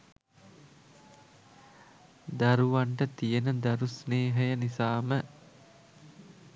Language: Sinhala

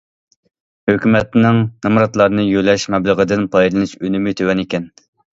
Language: Uyghur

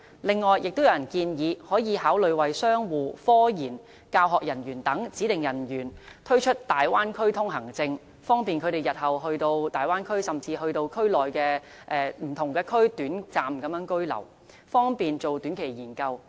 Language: Cantonese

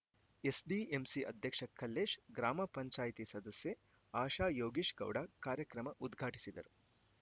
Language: Kannada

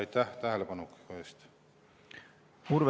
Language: Estonian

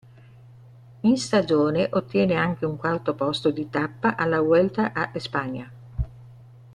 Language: Italian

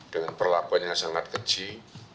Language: Indonesian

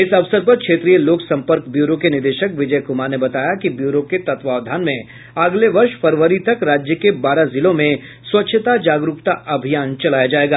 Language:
Hindi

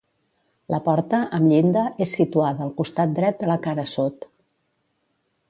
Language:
Catalan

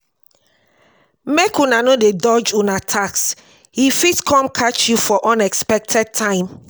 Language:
Nigerian Pidgin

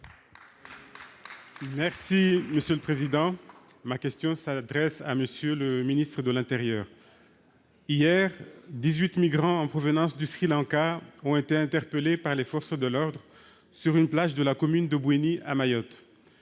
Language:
French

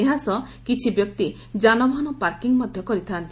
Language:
Odia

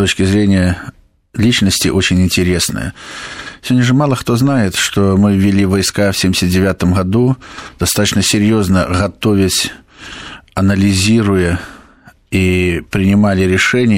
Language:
Russian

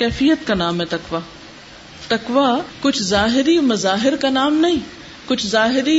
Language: Urdu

